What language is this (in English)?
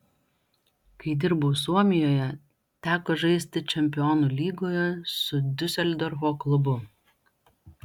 Lithuanian